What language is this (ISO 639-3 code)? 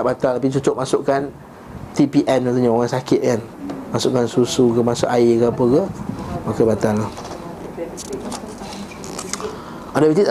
msa